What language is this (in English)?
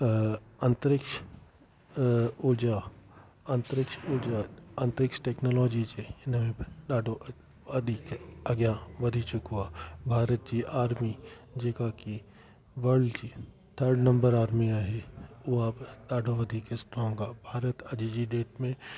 Sindhi